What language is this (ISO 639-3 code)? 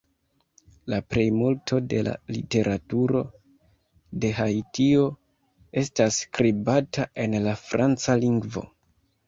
epo